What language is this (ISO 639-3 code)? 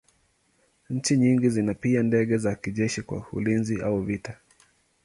swa